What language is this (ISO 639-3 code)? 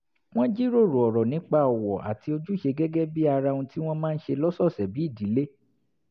yor